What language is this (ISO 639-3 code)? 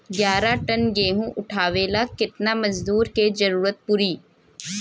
bho